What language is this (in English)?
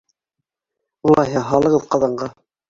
Bashkir